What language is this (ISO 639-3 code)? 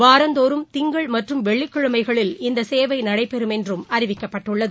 tam